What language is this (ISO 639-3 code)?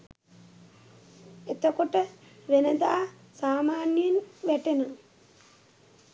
sin